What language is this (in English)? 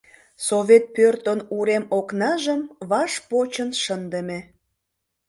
Mari